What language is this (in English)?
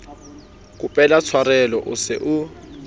Southern Sotho